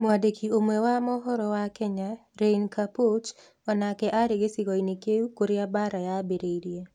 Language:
Kikuyu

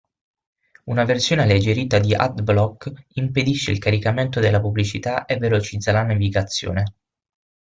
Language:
Italian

